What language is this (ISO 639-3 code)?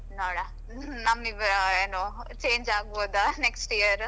kan